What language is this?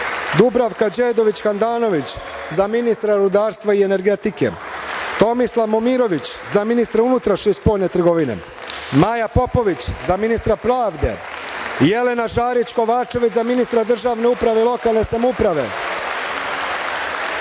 Serbian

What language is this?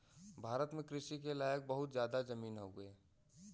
Bhojpuri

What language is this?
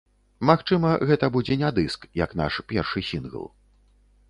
Belarusian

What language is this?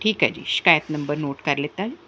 Punjabi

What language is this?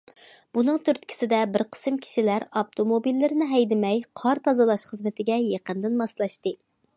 Uyghur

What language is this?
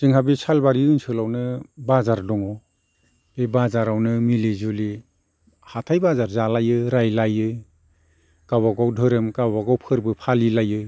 Bodo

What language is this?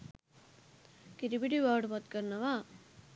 Sinhala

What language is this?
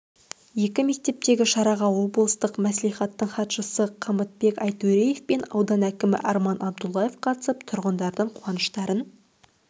Kazakh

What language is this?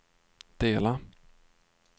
Swedish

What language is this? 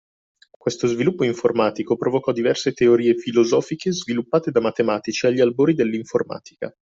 Italian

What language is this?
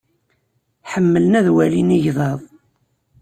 Kabyle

